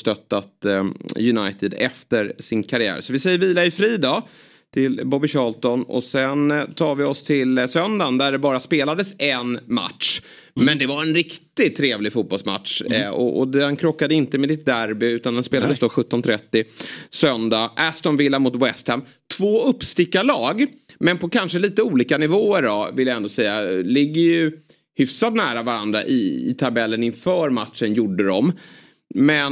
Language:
Swedish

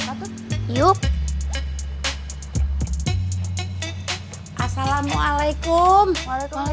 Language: Indonesian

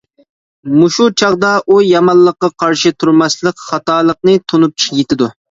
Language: Uyghur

